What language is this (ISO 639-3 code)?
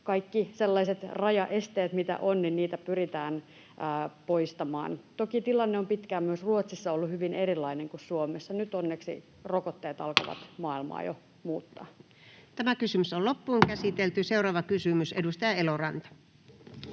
fin